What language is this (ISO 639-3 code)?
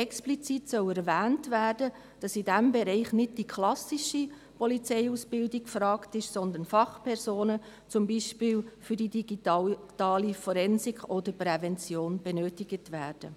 gsw